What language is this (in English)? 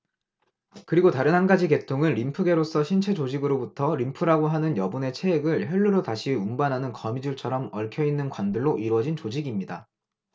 Korean